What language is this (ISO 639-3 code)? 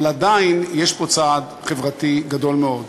heb